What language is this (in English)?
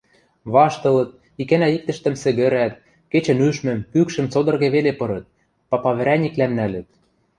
Western Mari